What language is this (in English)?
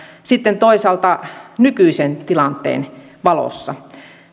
Finnish